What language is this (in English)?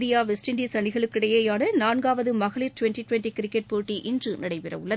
Tamil